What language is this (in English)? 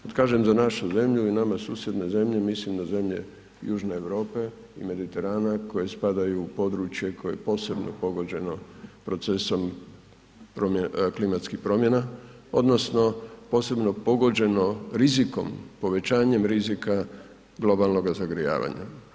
Croatian